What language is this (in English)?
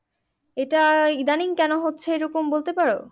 Bangla